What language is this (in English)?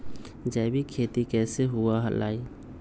Magahi